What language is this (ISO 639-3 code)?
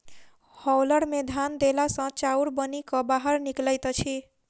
mai